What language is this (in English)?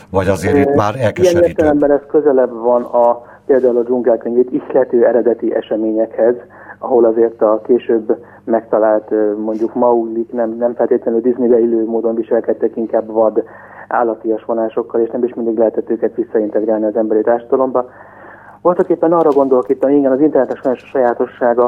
Hungarian